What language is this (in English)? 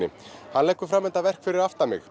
Icelandic